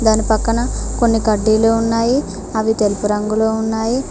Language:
Telugu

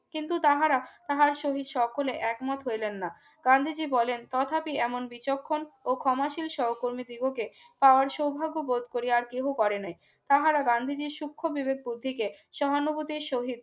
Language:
Bangla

